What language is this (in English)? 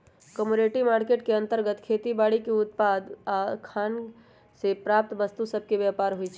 Magahi